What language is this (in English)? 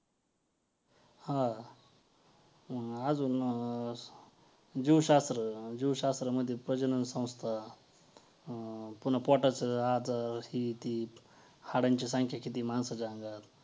Marathi